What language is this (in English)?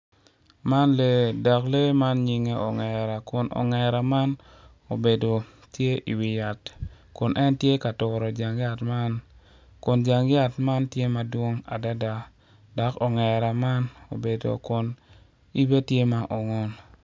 Acoli